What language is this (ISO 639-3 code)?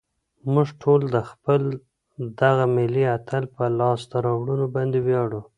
pus